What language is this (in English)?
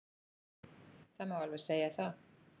Icelandic